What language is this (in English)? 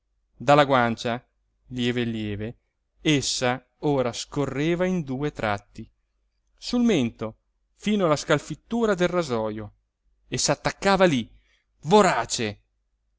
Italian